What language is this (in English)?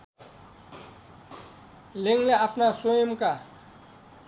Nepali